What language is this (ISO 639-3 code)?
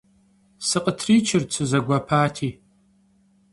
kbd